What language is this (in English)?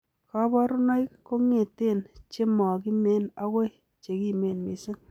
Kalenjin